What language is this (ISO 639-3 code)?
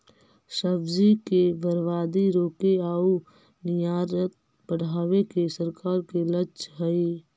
mag